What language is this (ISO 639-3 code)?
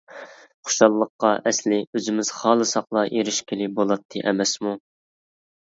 uig